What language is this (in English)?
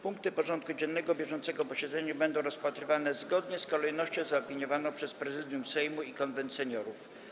Polish